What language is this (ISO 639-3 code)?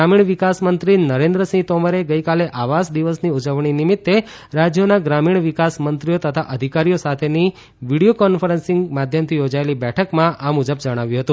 guj